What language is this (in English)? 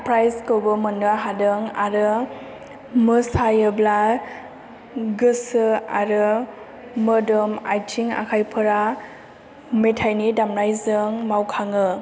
Bodo